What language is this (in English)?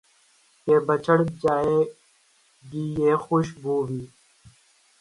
Urdu